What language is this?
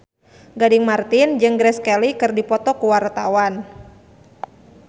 Sundanese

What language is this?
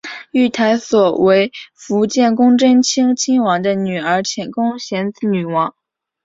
Chinese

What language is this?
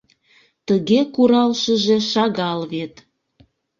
Mari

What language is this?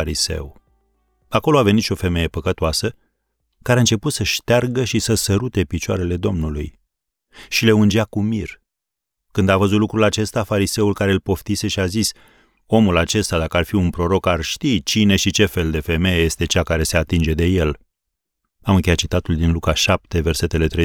Romanian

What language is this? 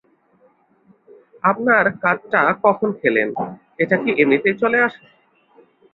Bangla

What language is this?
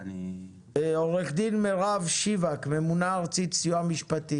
Hebrew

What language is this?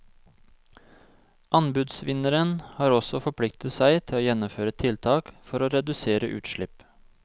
Norwegian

